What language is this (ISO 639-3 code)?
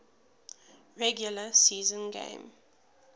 eng